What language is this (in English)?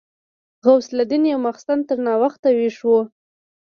Pashto